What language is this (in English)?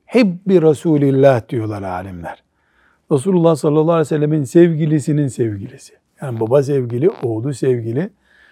Turkish